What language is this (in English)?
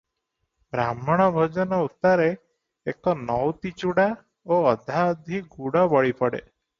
Odia